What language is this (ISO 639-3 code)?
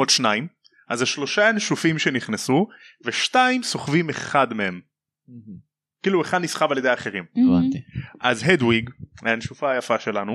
heb